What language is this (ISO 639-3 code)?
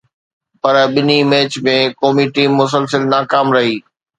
snd